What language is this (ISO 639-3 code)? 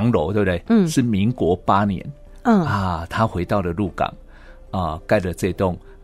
zho